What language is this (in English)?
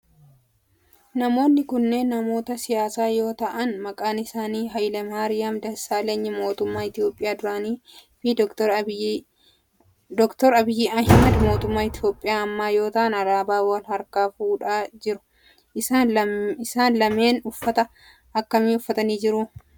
Oromo